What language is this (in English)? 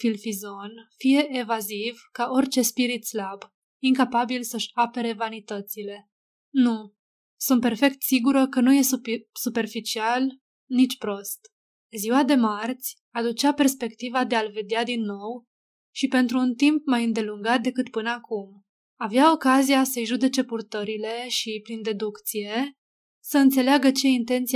Romanian